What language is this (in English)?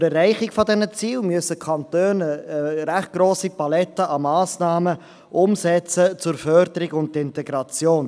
Swiss German